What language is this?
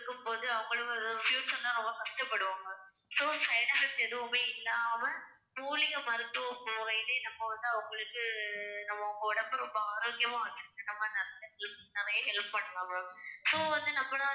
Tamil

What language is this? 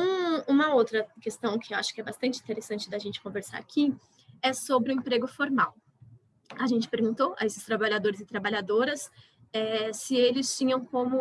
Portuguese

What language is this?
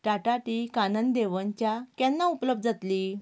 Konkani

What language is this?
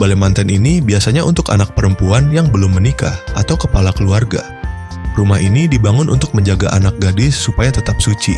Indonesian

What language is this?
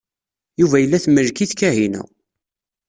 Kabyle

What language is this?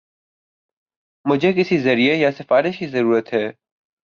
Urdu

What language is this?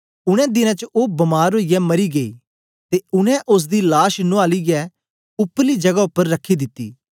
Dogri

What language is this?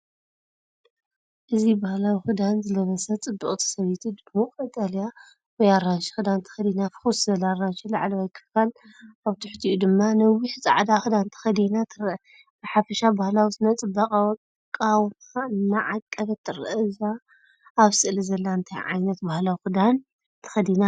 Tigrinya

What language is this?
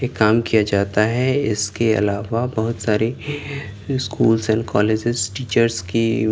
Urdu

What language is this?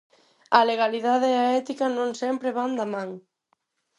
Galician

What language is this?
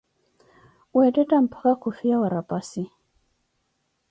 Koti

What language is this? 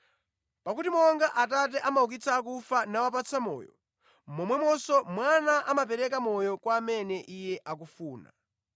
Nyanja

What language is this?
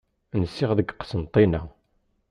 Kabyle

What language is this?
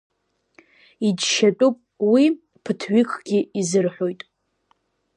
Abkhazian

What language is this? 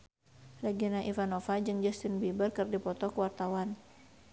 Sundanese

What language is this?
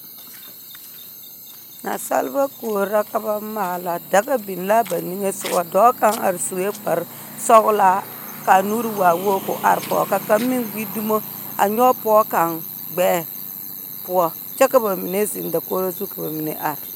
Southern Dagaare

